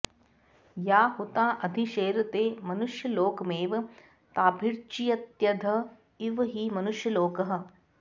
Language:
Sanskrit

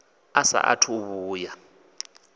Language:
Venda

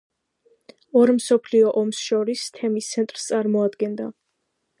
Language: Georgian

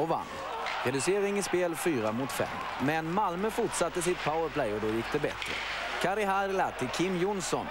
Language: Swedish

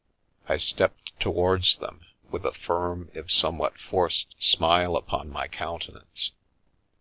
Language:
English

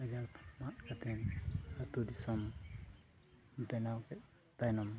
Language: Santali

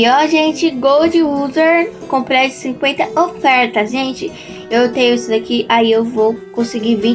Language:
Portuguese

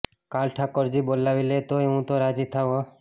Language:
Gujarati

